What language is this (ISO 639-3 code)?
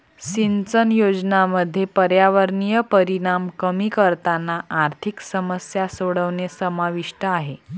mar